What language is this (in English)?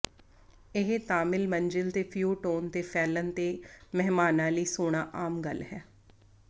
Punjabi